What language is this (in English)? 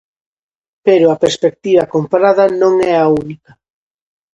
Galician